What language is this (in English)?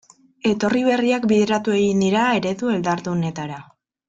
Basque